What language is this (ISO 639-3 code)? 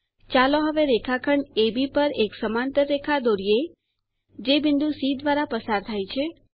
guj